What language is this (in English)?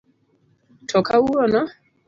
Luo (Kenya and Tanzania)